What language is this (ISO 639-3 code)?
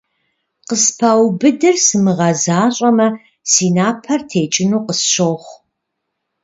kbd